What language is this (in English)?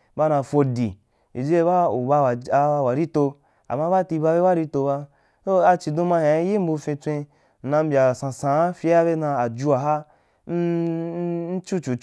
Wapan